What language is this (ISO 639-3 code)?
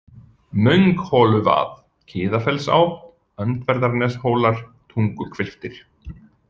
isl